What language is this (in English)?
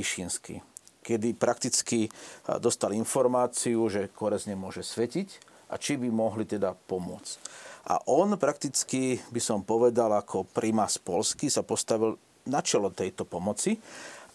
Slovak